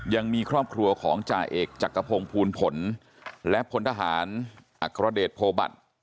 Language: Thai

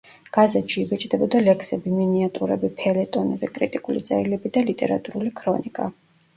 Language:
Georgian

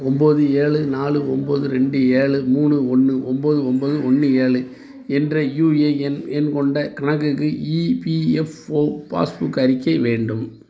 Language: Tamil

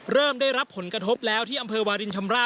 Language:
Thai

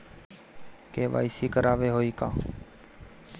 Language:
Bhojpuri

